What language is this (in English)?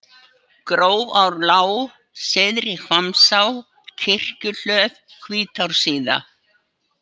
Icelandic